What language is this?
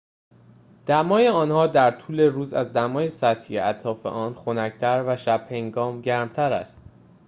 Persian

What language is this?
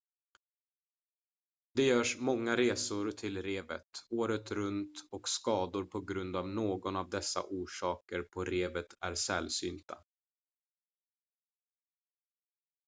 Swedish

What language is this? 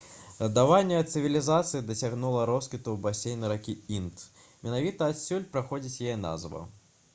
Belarusian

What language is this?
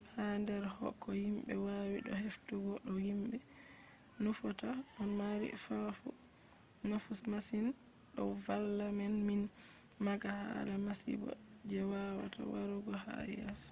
Fula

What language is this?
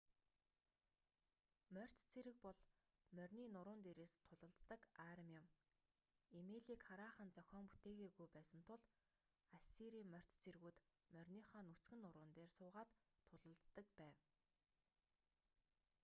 Mongolian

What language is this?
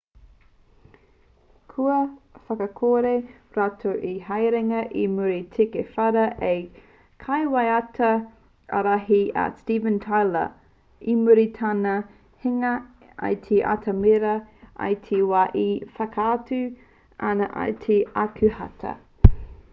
Māori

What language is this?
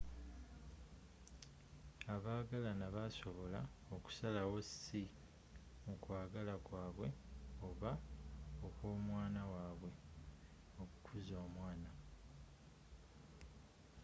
Ganda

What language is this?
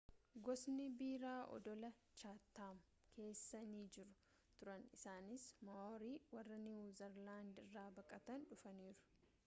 Oromo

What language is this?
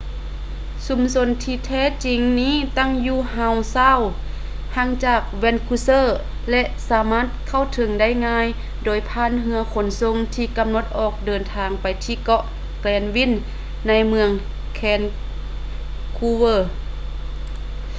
Lao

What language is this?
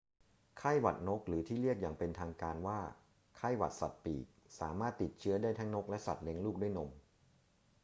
Thai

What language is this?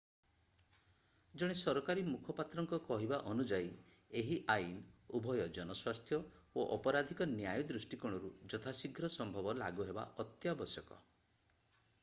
Odia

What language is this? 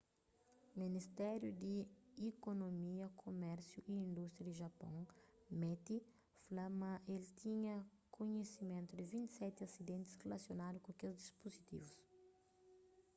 Kabuverdianu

